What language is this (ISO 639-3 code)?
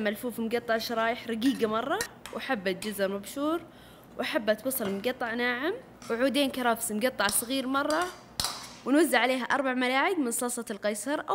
ara